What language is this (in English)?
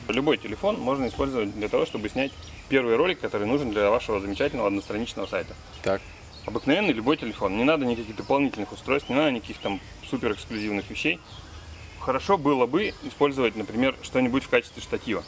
Russian